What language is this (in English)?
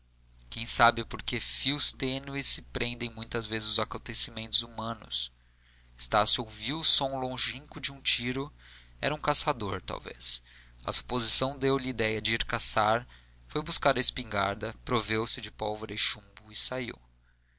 Portuguese